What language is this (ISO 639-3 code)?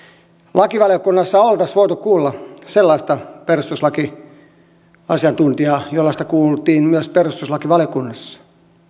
fin